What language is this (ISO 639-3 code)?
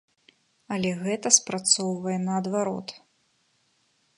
bel